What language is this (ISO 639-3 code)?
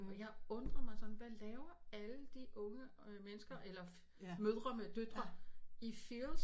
dan